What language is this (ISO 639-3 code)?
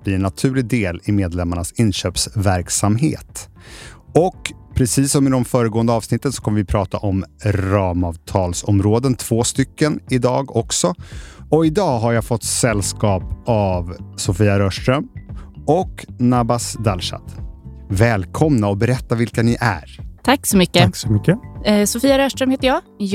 swe